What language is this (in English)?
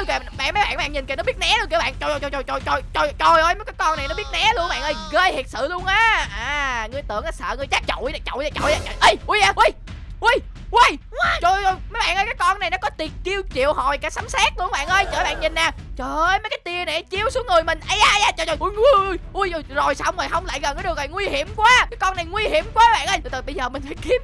Vietnamese